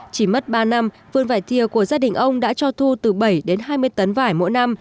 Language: Vietnamese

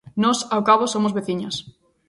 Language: Galician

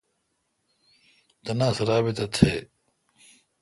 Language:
Kalkoti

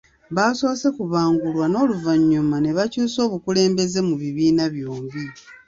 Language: Ganda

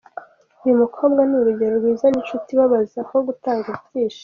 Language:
Kinyarwanda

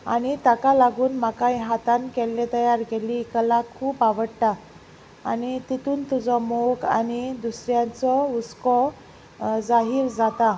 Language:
Konkani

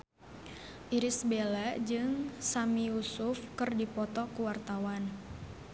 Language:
Sundanese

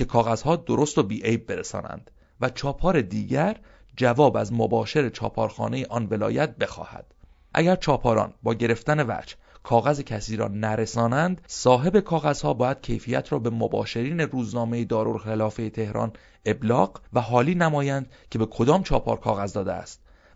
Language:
Persian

